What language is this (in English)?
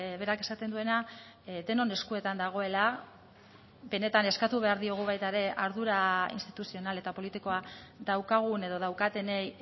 Basque